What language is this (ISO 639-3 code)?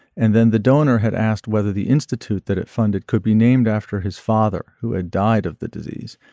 eng